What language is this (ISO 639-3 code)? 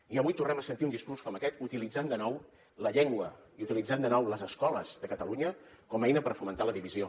cat